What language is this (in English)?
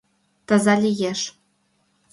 Mari